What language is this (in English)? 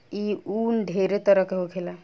Bhojpuri